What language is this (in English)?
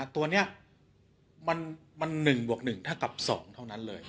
Thai